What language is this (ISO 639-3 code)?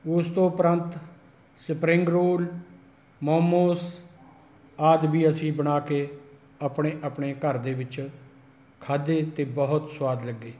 pan